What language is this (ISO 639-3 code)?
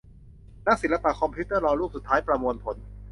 tha